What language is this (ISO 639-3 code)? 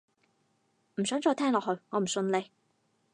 yue